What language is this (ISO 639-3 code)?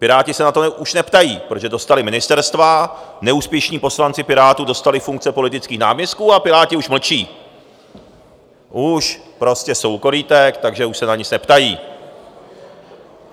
ces